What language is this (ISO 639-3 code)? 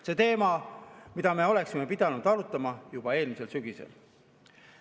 est